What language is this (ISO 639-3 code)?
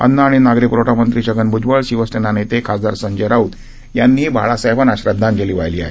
mar